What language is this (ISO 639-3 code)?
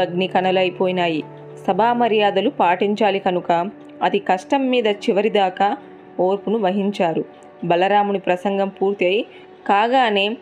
tel